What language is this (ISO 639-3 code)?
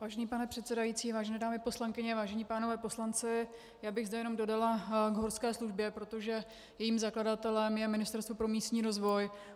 ces